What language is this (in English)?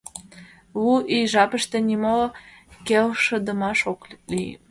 Mari